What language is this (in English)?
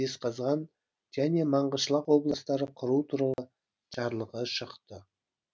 Kazakh